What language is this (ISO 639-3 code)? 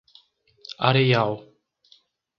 por